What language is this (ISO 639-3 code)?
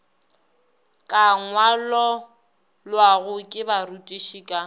nso